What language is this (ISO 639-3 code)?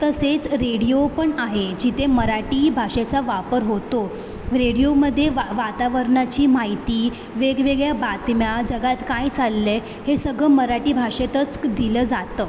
mar